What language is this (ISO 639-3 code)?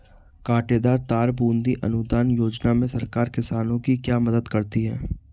hin